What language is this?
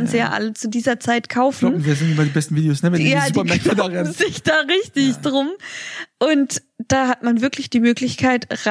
German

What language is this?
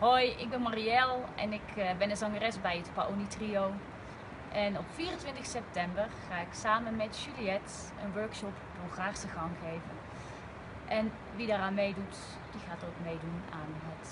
Dutch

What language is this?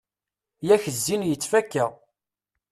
Kabyle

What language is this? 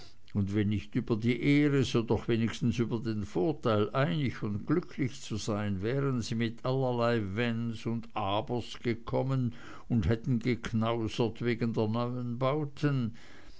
German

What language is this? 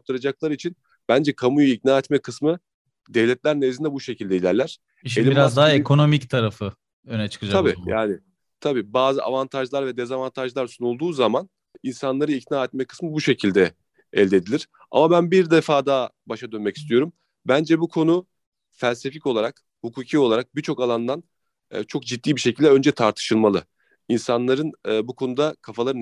Turkish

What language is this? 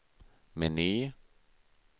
Swedish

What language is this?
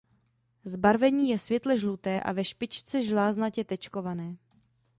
Czech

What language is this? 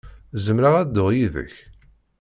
Kabyle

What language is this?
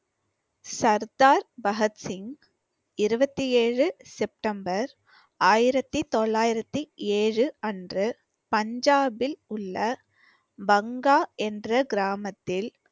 Tamil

